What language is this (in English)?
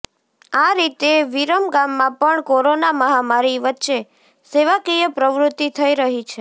Gujarati